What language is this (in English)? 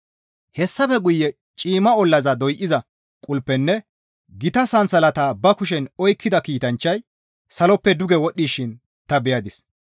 Gamo